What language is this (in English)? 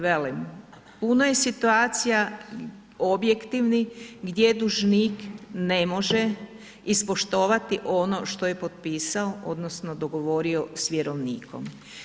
Croatian